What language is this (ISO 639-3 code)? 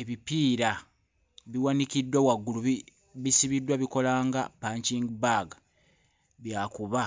lug